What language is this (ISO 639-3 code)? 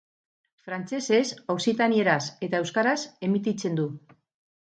eus